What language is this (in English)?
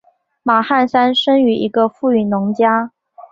Chinese